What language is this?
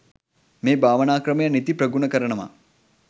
Sinhala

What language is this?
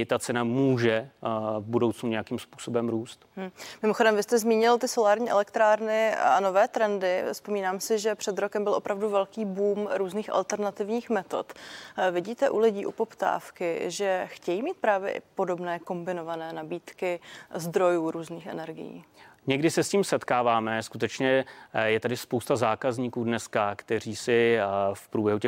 Czech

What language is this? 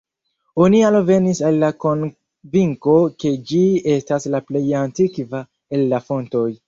Esperanto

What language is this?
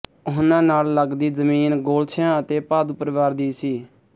Punjabi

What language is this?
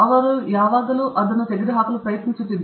Kannada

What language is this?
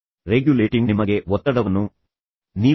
Kannada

